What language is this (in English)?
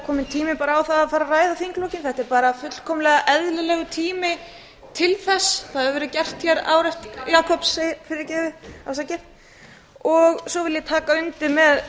Icelandic